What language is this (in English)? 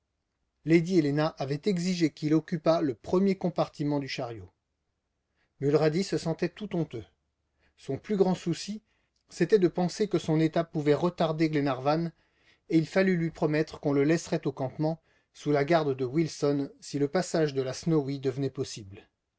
French